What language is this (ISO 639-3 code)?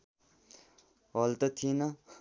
nep